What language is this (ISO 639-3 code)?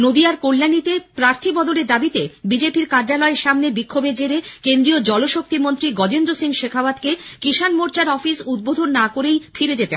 ben